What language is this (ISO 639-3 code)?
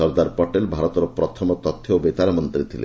ori